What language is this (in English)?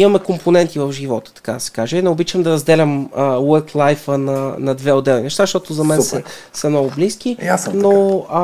Bulgarian